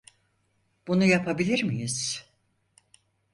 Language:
Turkish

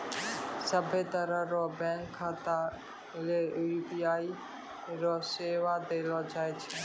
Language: Maithili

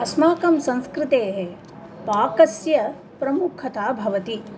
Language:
Sanskrit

